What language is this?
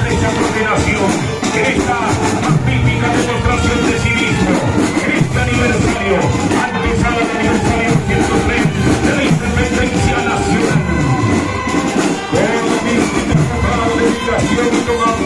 Spanish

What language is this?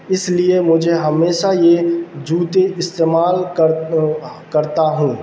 Urdu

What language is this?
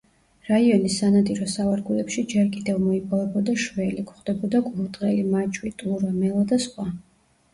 Georgian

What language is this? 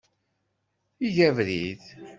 Kabyle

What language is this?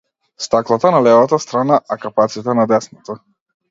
Macedonian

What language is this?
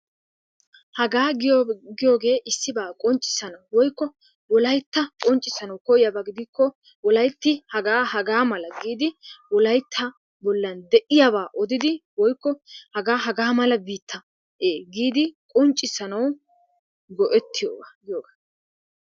Wolaytta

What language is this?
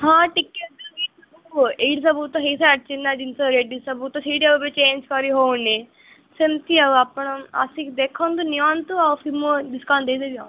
Odia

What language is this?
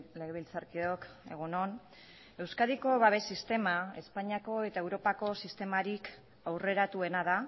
Basque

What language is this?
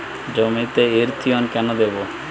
Bangla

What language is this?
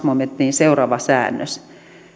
Finnish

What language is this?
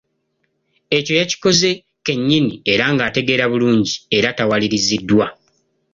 Ganda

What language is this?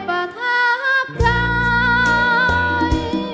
Thai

